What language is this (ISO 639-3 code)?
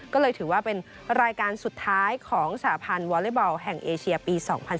tha